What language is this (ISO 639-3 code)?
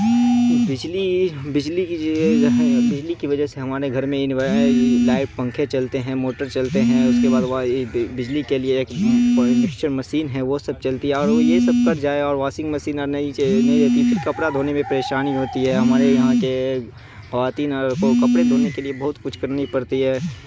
urd